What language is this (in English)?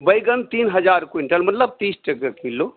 Maithili